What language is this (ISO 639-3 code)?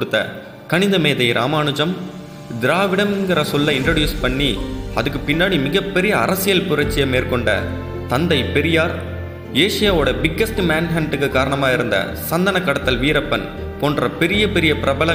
tam